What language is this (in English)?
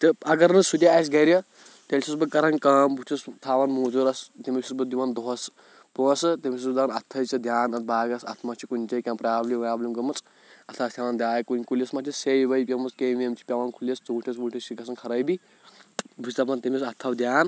Kashmiri